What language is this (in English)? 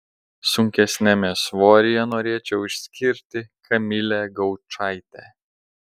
Lithuanian